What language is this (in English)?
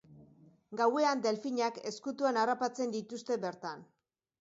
Basque